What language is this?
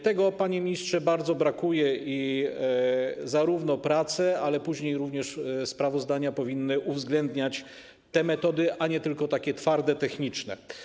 Polish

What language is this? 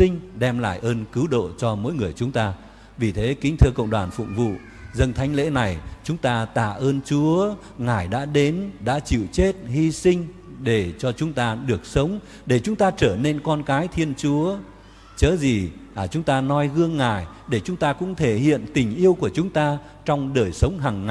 Vietnamese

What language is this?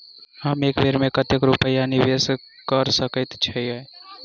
Maithili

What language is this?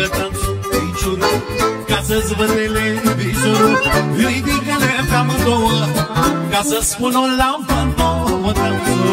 Romanian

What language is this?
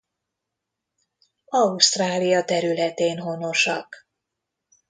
Hungarian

